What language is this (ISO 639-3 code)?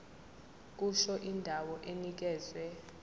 zul